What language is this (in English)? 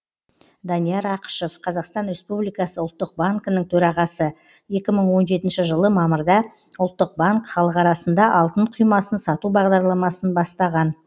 Kazakh